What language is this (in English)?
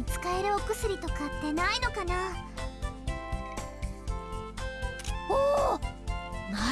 Indonesian